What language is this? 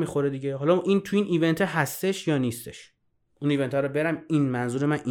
Persian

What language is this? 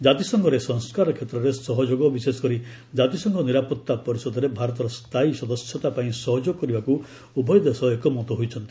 Odia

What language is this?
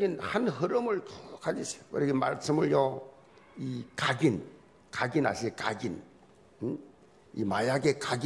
Korean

